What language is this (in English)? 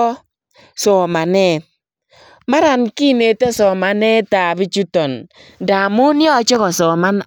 Kalenjin